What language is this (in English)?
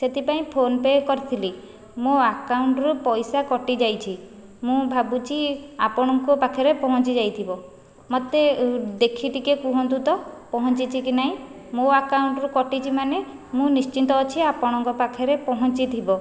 Odia